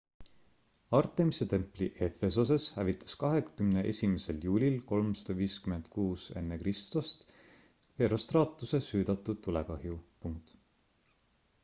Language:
Estonian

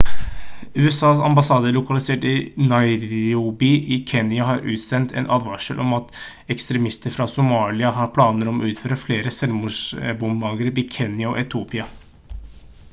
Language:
Norwegian Bokmål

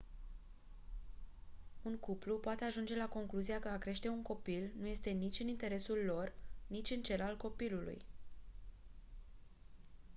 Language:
Romanian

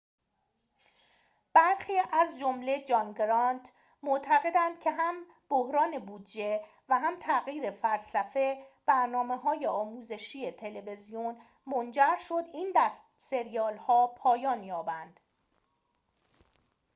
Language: Persian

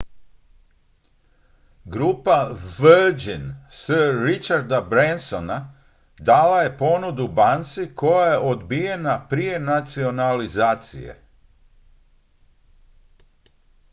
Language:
Croatian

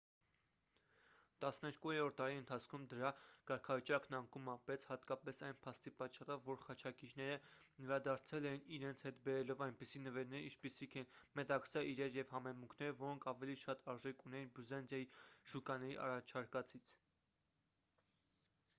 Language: Armenian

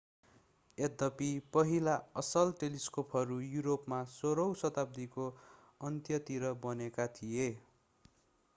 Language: Nepali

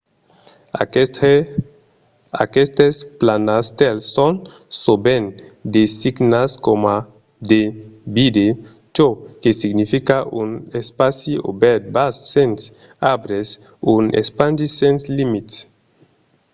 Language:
Occitan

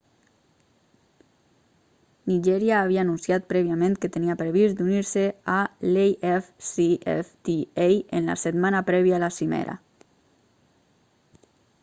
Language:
Catalan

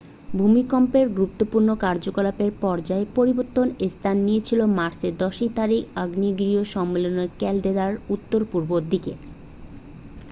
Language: Bangla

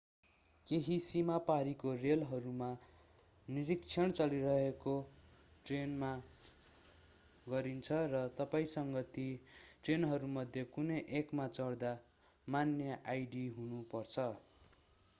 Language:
Nepali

